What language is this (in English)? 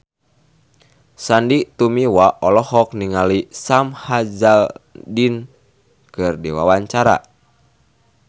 Sundanese